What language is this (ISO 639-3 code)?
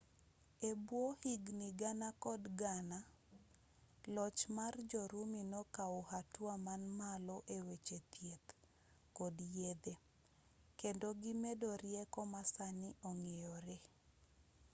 luo